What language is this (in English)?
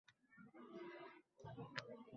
Uzbek